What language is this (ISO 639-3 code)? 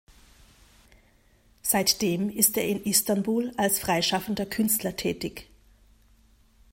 deu